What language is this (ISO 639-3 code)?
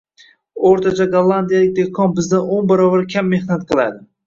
uzb